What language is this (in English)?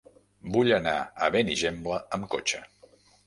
Catalan